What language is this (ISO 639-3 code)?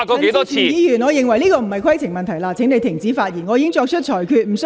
yue